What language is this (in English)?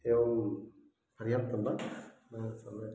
Sanskrit